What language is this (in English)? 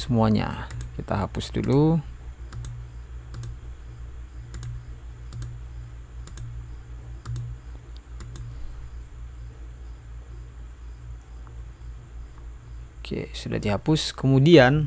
Indonesian